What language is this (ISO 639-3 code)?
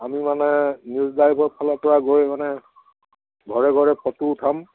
asm